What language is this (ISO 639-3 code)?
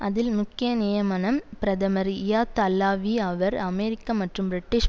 tam